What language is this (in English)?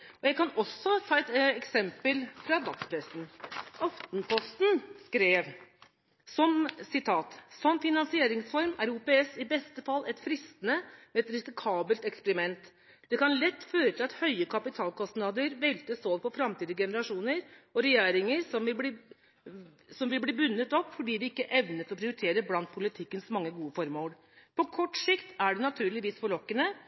Norwegian Bokmål